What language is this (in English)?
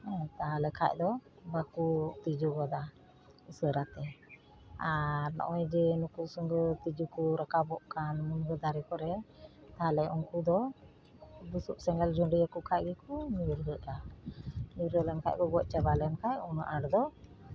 Santali